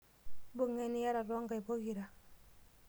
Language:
Masai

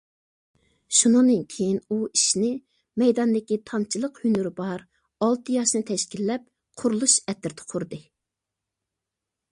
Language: Uyghur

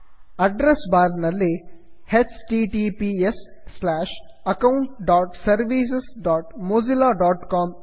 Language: Kannada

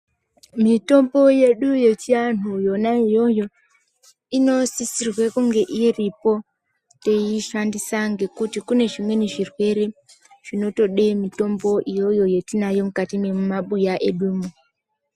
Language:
Ndau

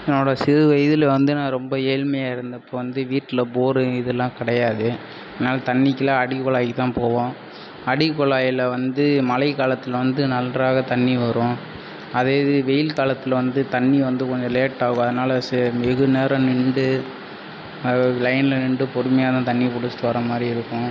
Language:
Tamil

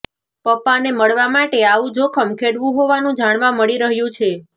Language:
Gujarati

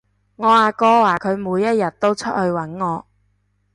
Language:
Cantonese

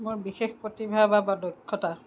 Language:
Assamese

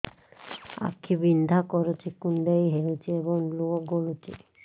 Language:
Odia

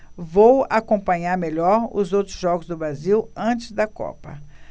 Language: Portuguese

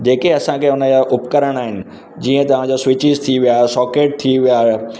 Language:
Sindhi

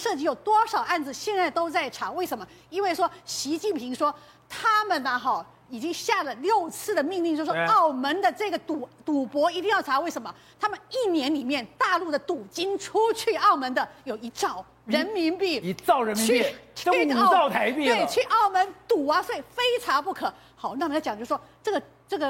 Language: Chinese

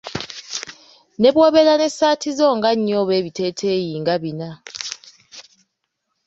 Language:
Ganda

